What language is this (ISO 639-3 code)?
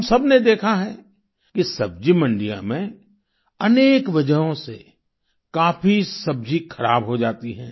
hin